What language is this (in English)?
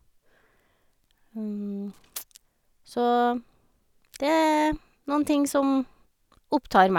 Norwegian